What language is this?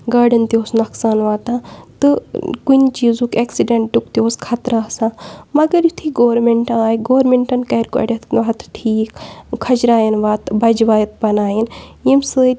Kashmiri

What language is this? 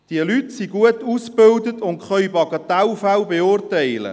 Swiss German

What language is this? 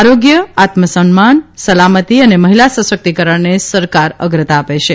Gujarati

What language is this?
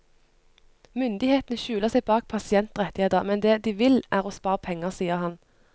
Norwegian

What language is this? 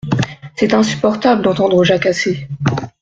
French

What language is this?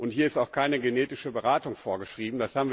German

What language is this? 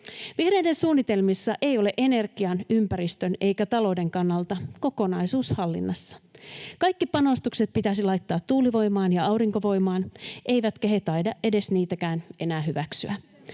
Finnish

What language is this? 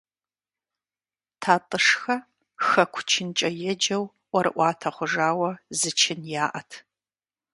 Kabardian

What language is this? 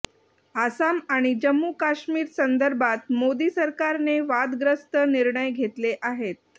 Marathi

